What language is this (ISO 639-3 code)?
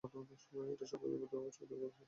ben